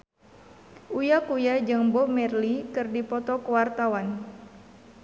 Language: Sundanese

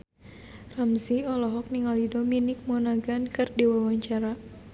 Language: Sundanese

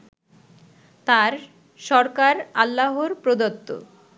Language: Bangla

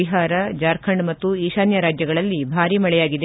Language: Kannada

